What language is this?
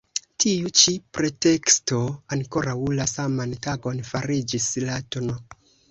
Esperanto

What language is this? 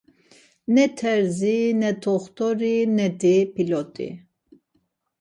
Laz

